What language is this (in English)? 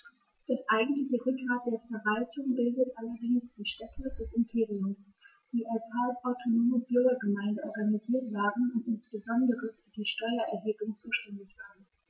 German